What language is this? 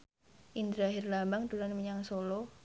Javanese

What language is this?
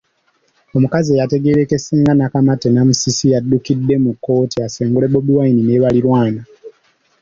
Ganda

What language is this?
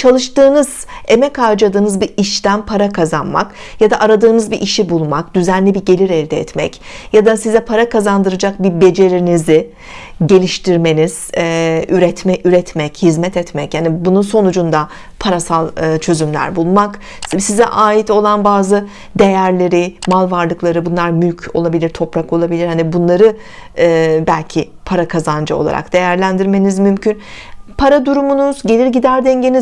Turkish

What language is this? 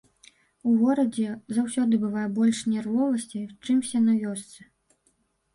Belarusian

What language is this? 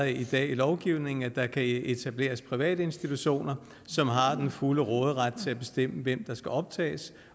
Danish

